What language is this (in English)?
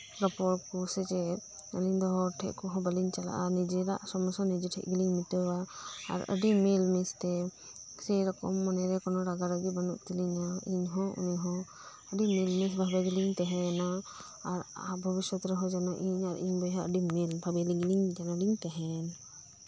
Santali